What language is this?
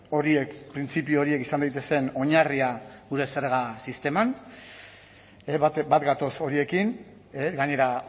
Basque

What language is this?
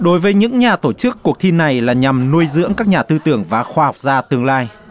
Vietnamese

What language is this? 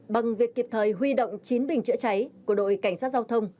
Vietnamese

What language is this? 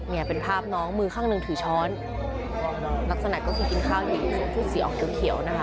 Thai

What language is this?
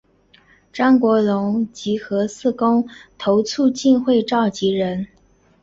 Chinese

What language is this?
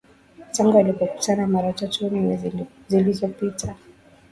Swahili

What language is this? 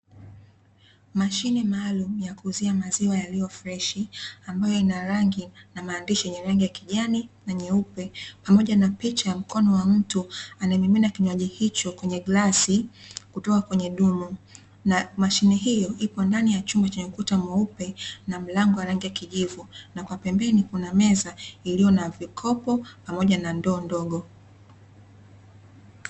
Swahili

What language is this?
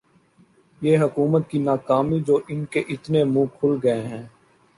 Urdu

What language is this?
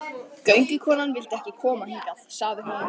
Icelandic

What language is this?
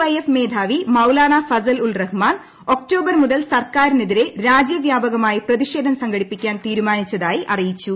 Malayalam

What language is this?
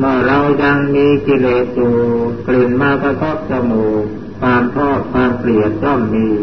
Thai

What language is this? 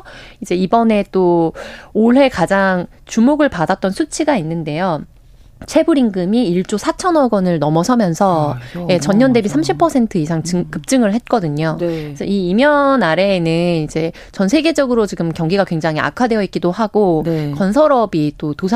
Korean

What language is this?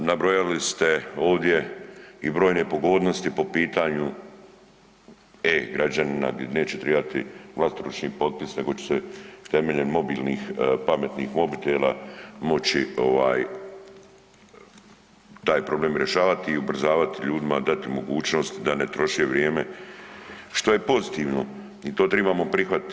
Croatian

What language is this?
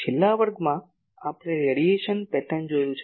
Gujarati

